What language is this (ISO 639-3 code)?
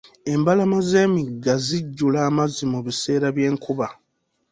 lug